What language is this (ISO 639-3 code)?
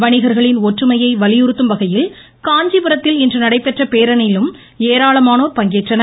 tam